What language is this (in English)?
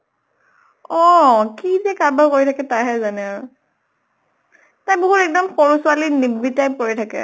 Assamese